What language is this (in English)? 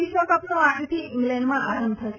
Gujarati